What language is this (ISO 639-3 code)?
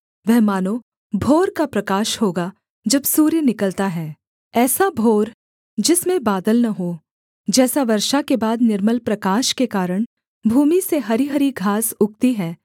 hin